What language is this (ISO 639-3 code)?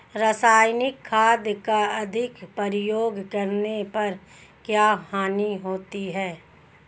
hin